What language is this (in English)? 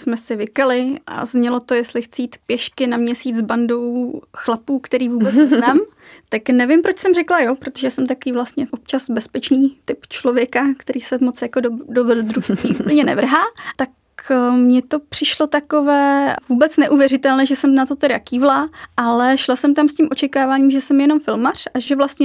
Czech